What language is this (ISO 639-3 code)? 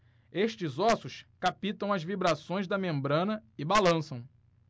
por